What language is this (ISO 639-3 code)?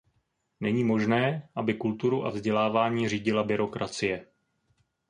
ces